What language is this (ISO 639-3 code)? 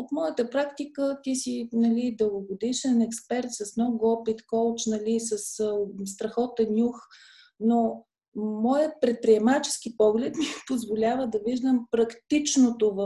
bul